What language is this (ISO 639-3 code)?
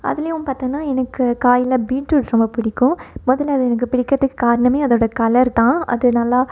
tam